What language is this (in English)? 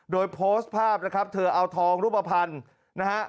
Thai